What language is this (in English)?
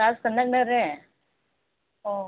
Manipuri